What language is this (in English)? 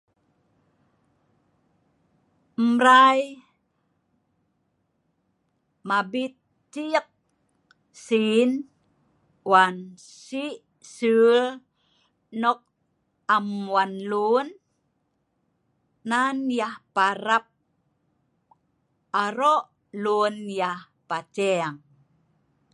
Sa'ban